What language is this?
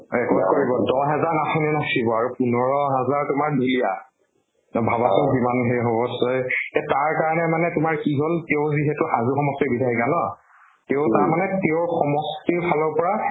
Assamese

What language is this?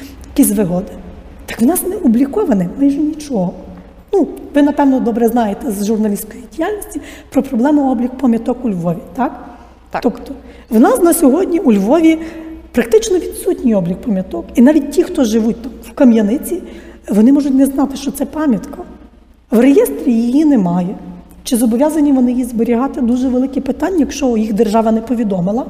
Ukrainian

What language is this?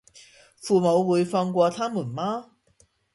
Cantonese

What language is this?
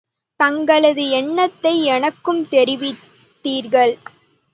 Tamil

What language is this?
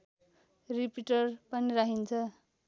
Nepali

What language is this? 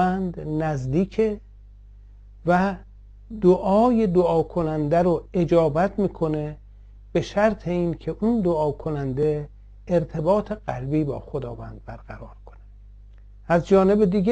Persian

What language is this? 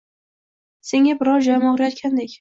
Uzbek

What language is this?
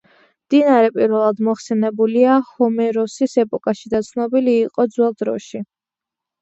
Georgian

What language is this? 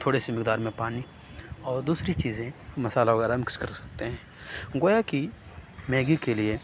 Urdu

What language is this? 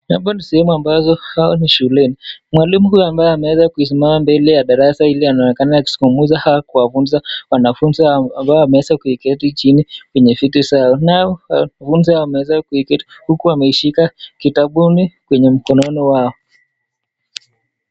Swahili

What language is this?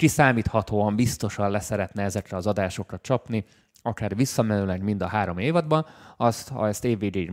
Hungarian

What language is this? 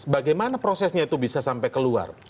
Indonesian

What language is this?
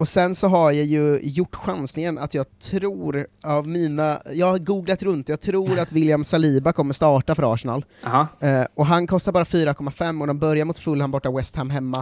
Swedish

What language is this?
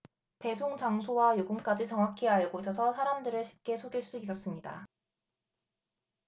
Korean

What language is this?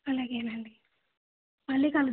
Telugu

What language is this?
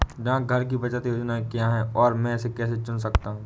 Hindi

